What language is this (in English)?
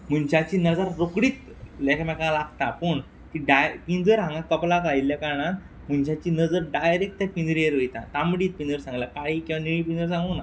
Konkani